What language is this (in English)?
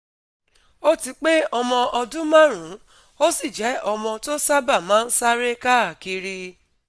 Yoruba